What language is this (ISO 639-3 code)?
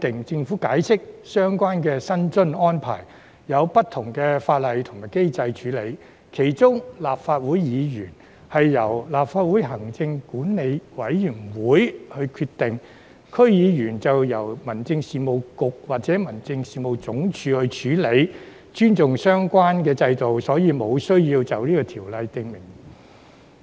yue